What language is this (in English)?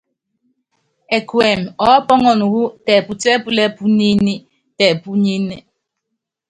Yangben